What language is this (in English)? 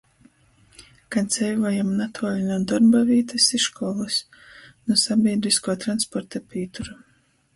Latgalian